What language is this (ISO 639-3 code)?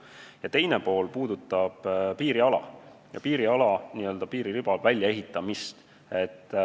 est